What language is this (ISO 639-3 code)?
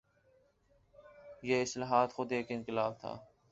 urd